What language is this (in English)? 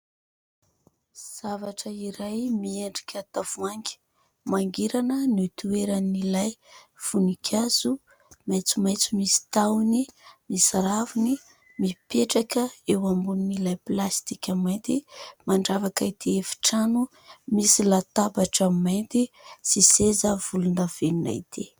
Malagasy